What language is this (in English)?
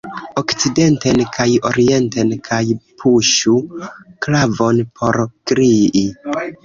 Esperanto